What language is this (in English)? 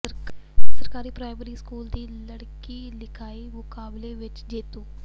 Punjabi